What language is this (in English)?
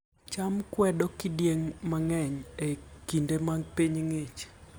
Luo (Kenya and Tanzania)